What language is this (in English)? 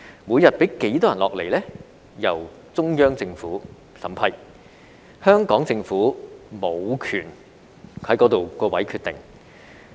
Cantonese